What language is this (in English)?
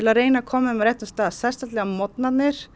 Icelandic